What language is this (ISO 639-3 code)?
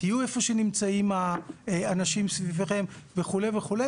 heb